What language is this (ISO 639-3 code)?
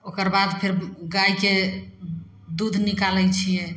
mai